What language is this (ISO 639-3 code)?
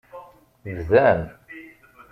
kab